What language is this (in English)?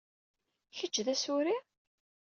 Kabyle